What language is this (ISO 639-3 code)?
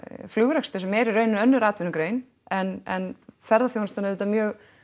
isl